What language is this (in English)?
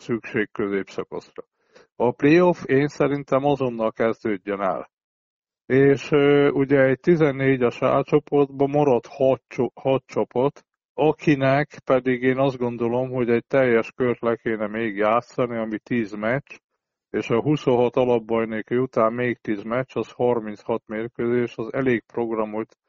Hungarian